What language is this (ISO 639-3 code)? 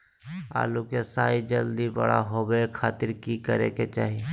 mag